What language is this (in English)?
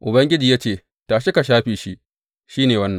Hausa